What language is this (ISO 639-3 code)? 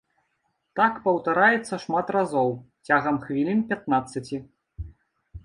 bel